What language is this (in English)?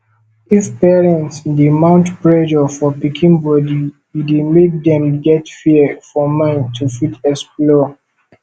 Nigerian Pidgin